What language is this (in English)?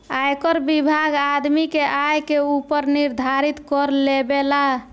Bhojpuri